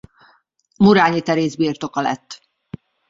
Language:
Hungarian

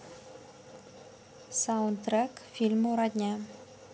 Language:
Russian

